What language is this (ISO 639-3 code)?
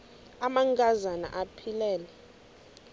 xho